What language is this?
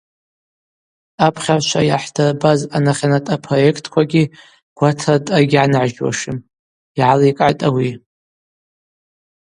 Abaza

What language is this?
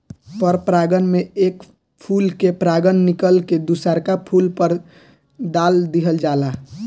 Bhojpuri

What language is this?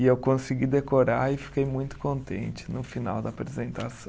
Portuguese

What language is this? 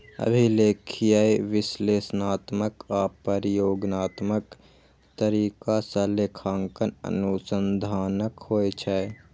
Maithili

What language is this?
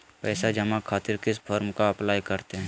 Magahi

